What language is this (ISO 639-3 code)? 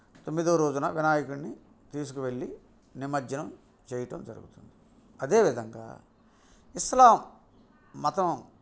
tel